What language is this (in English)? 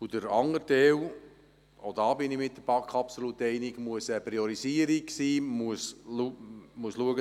Swiss German